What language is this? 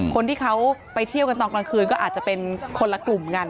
Thai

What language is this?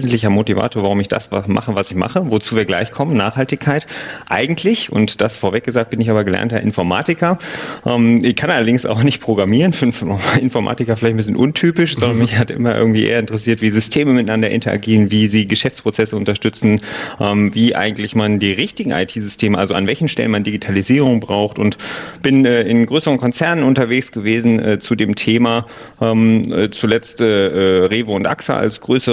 German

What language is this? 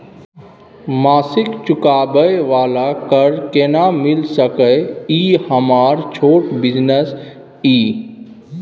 Maithili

